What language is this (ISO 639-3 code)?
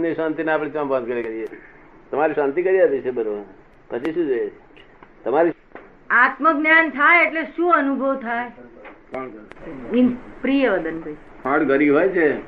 guj